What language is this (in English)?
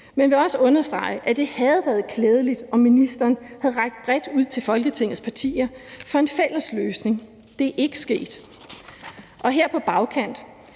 Danish